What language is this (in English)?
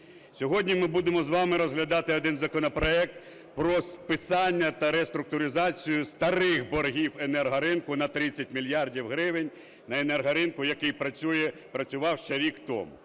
Ukrainian